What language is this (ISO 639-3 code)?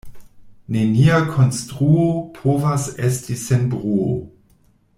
epo